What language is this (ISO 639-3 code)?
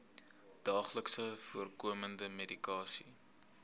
afr